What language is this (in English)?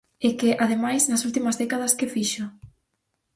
Galician